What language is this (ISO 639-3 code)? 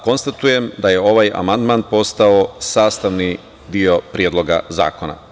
srp